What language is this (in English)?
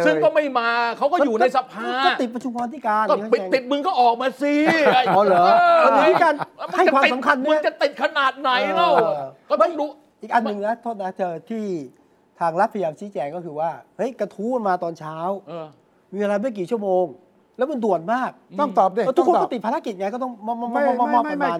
Thai